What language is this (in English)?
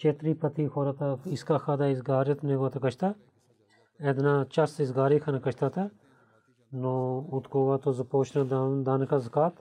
Bulgarian